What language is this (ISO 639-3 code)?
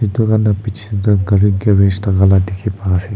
nag